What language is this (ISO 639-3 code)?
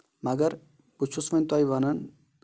kas